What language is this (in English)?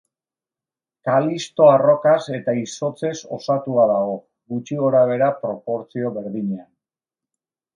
Basque